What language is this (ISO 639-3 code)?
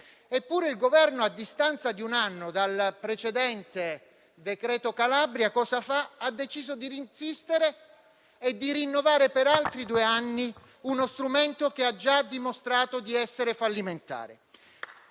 ita